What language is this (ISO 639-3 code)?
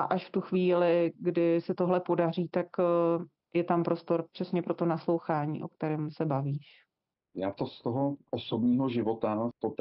ces